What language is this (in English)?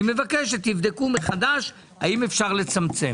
Hebrew